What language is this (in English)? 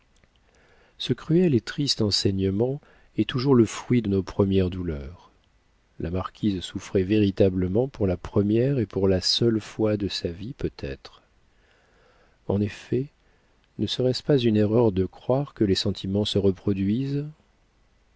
French